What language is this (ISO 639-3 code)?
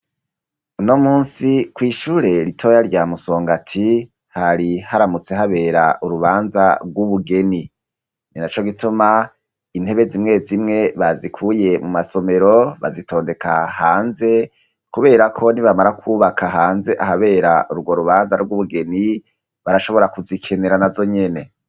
run